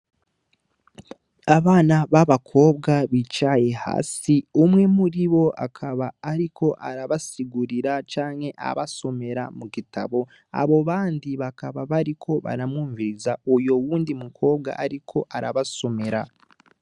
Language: Rundi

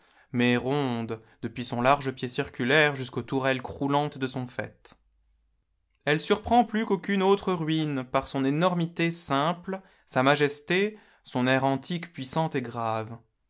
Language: French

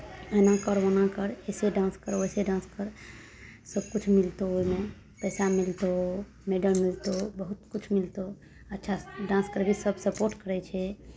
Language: Maithili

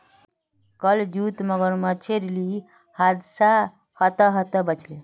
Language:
Magahi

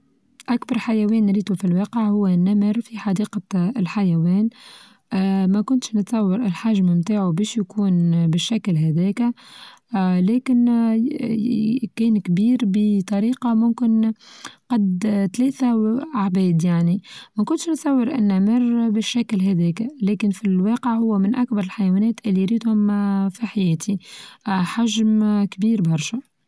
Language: Tunisian Arabic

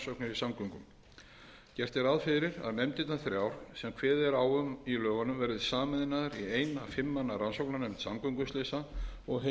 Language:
Icelandic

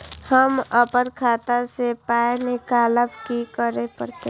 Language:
Maithili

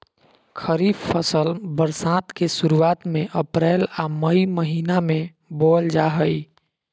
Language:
Magahi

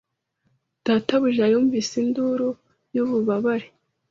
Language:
Kinyarwanda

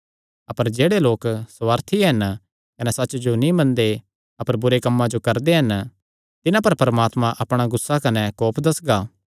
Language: Kangri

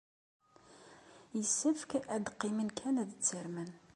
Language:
Kabyle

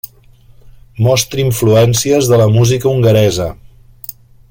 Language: Catalan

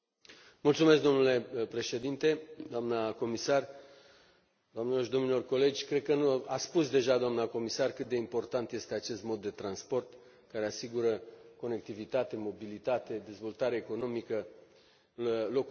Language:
Romanian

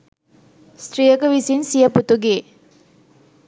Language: Sinhala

